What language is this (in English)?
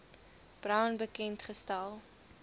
Afrikaans